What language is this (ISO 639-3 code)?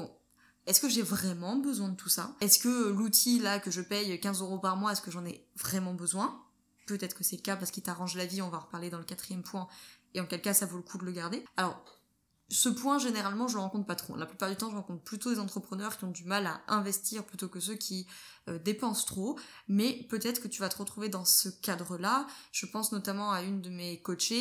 fra